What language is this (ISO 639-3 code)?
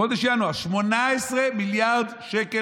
heb